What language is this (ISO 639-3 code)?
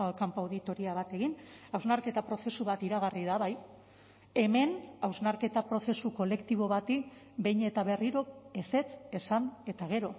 eus